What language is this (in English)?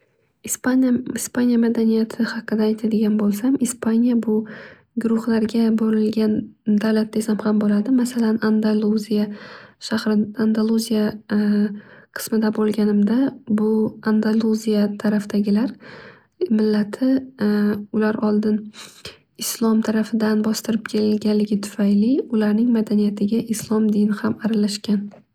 Uzbek